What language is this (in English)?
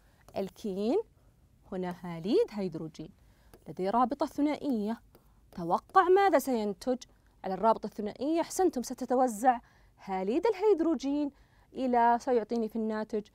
Arabic